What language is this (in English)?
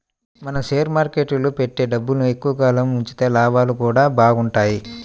Telugu